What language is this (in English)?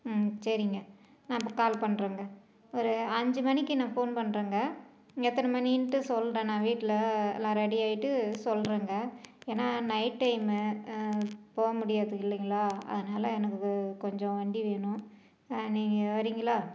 Tamil